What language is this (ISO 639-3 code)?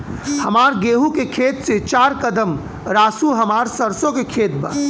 bho